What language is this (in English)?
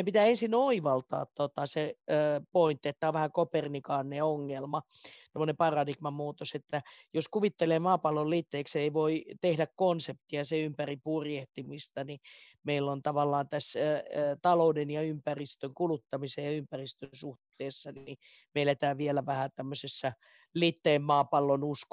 Finnish